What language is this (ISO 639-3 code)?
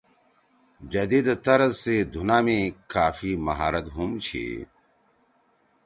trw